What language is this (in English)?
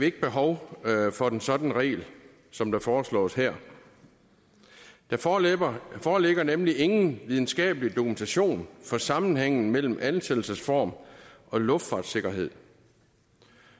Danish